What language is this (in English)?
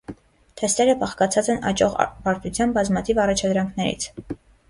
Armenian